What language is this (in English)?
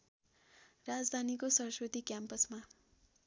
Nepali